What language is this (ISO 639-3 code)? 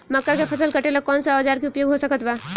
bho